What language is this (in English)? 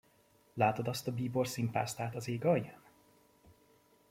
Hungarian